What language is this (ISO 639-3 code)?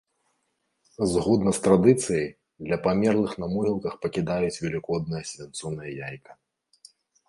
bel